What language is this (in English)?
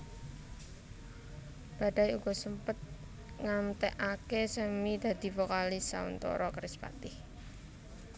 Javanese